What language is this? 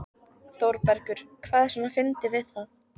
Icelandic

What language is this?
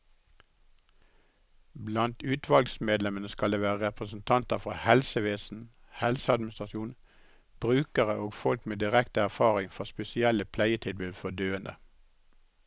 Norwegian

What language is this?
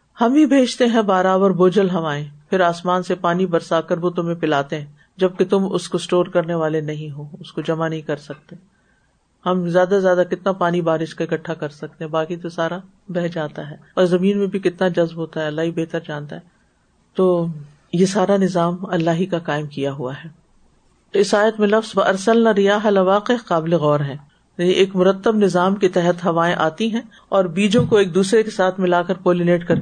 Urdu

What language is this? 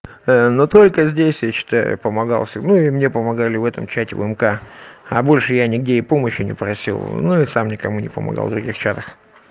Russian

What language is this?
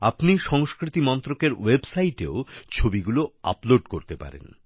Bangla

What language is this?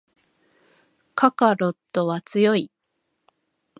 Japanese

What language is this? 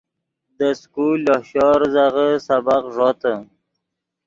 Yidgha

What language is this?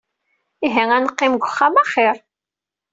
Kabyle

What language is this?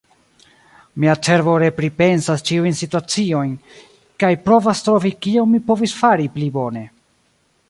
Esperanto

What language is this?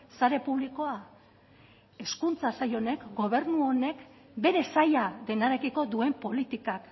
Basque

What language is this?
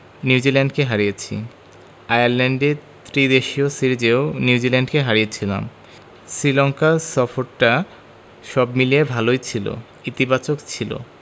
Bangla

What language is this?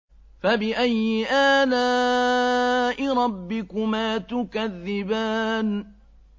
Arabic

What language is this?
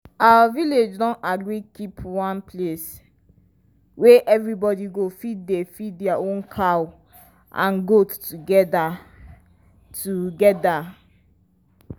Nigerian Pidgin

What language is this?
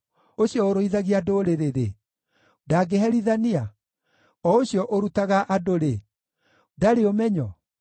Kikuyu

